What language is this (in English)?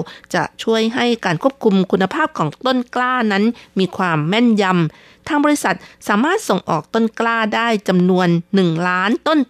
Thai